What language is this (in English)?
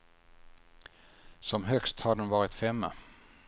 Swedish